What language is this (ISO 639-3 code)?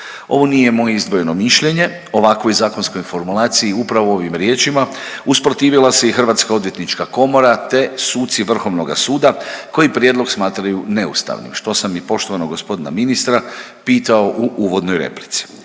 hrv